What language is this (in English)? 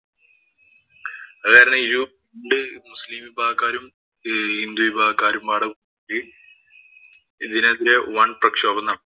Malayalam